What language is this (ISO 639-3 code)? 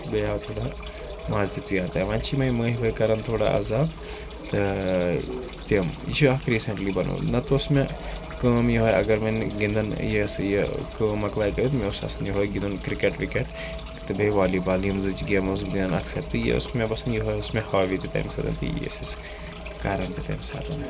kas